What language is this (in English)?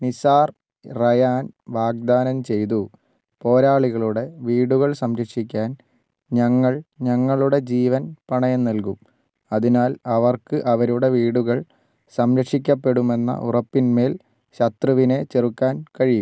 Malayalam